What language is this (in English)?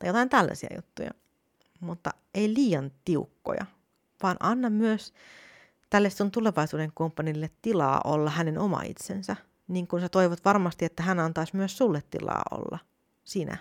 Finnish